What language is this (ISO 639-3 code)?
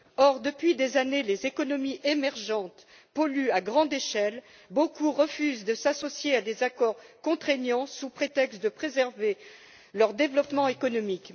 fra